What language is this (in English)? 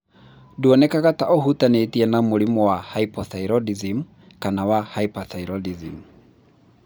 Kikuyu